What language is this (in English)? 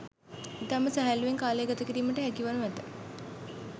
Sinhala